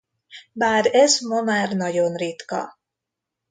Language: Hungarian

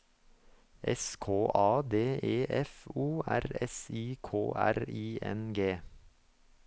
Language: Norwegian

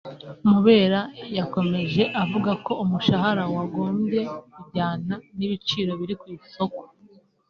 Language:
Kinyarwanda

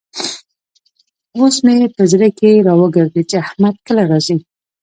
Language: Pashto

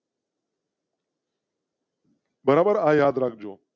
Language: Gujarati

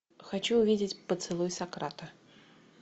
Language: Russian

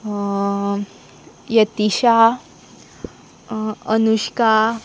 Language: Konkani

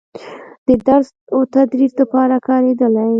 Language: Pashto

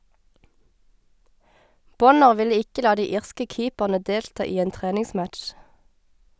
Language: Norwegian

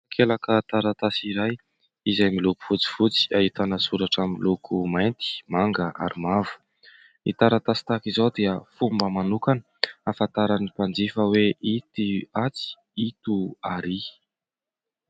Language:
Malagasy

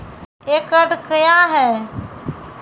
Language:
Maithili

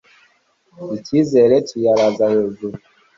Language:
Kinyarwanda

